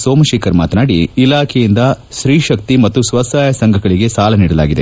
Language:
Kannada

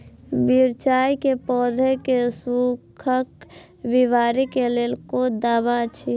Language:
Maithili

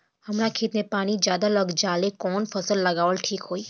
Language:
Bhojpuri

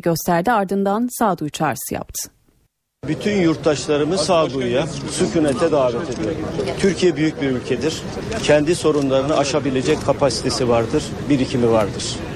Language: Turkish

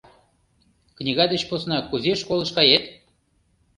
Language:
Mari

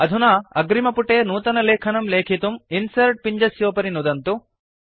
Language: Sanskrit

